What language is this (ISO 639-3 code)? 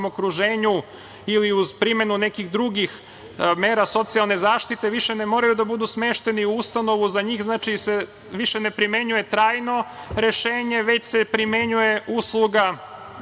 srp